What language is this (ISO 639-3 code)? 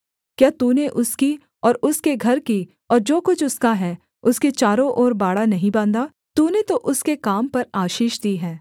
hin